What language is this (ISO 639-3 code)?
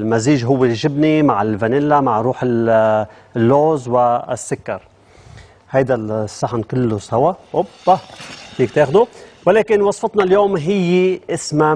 ara